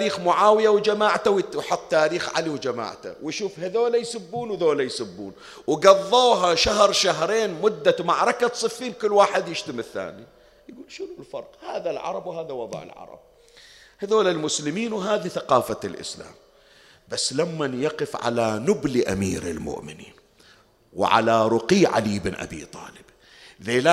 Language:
Arabic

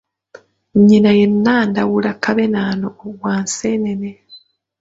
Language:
Ganda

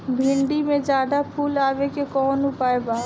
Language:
Bhojpuri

